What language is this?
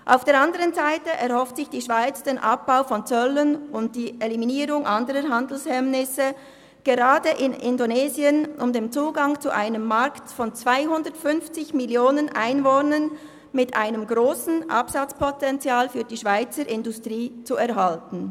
Swiss German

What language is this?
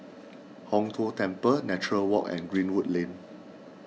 English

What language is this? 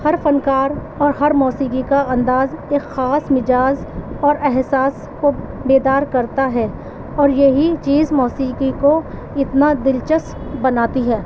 Urdu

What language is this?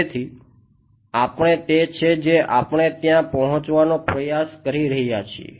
Gujarati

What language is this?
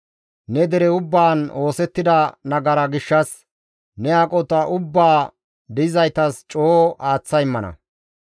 Gamo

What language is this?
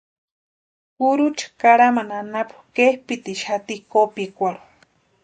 Western Highland Purepecha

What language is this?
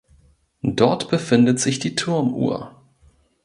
German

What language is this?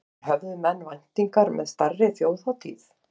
Icelandic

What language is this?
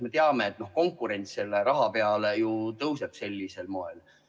Estonian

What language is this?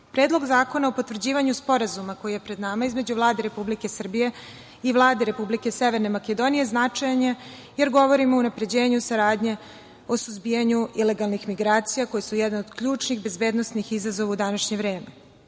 Serbian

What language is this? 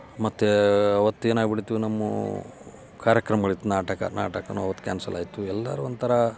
Kannada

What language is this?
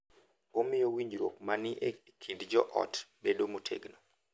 Luo (Kenya and Tanzania)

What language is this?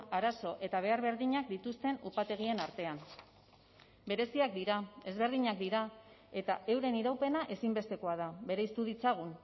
Basque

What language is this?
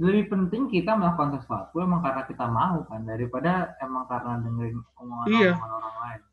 Indonesian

